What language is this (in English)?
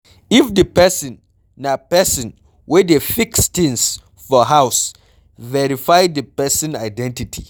Nigerian Pidgin